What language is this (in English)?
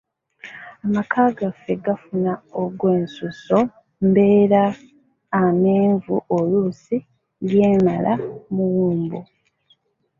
Ganda